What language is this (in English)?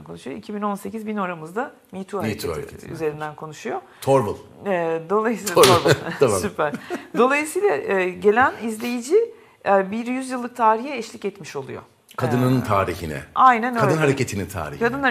Turkish